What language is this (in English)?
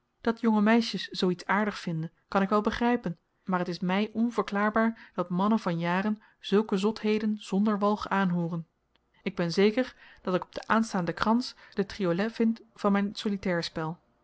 Dutch